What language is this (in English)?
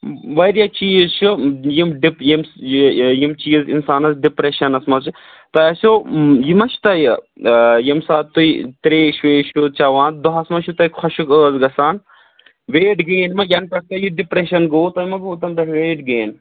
Kashmiri